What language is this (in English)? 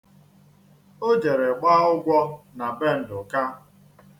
Igbo